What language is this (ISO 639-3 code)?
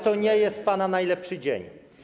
pol